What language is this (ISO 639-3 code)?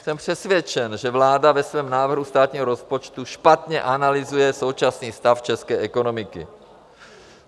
ces